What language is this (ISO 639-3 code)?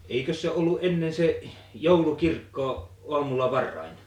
fin